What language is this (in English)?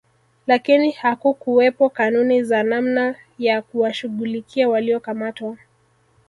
Swahili